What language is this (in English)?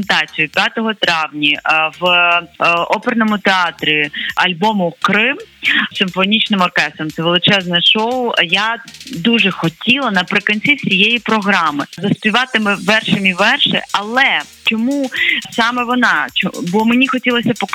Ukrainian